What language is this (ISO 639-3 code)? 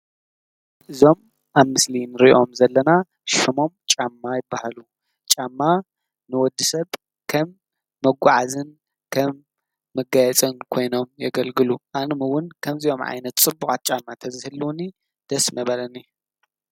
tir